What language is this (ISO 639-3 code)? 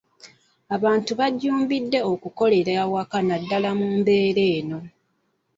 lug